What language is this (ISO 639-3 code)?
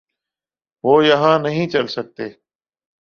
urd